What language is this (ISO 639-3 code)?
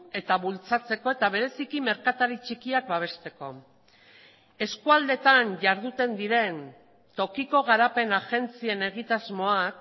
eus